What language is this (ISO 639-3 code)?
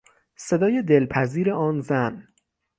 fas